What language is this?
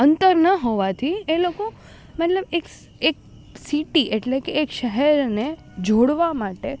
Gujarati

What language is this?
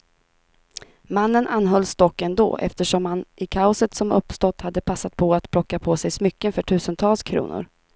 Swedish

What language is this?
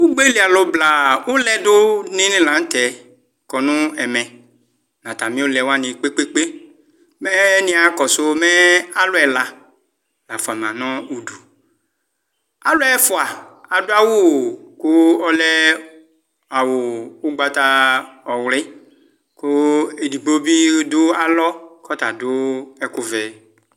Ikposo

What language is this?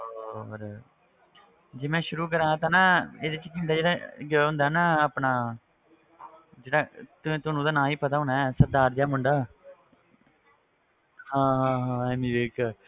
Punjabi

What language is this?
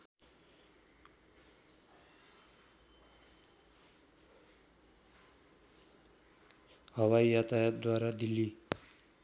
Nepali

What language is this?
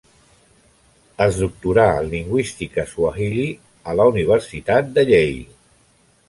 Catalan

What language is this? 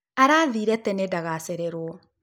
Kikuyu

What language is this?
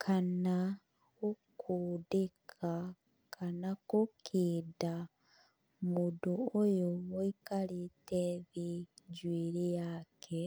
Kikuyu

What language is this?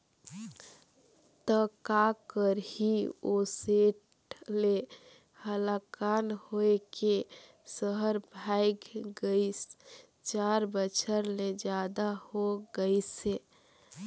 Chhattisgarhi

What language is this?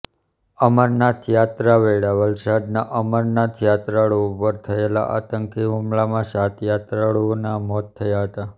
Gujarati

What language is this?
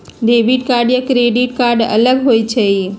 Magahi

